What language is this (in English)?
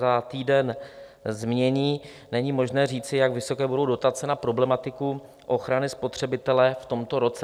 Czech